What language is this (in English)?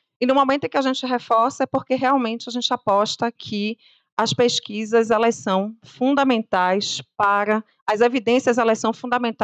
Portuguese